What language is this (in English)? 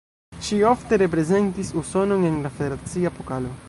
Esperanto